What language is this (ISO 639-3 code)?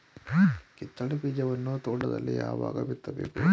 kan